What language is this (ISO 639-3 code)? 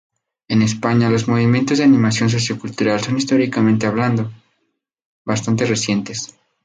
spa